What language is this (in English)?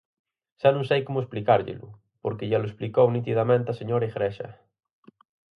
Galician